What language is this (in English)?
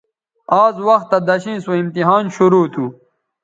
Bateri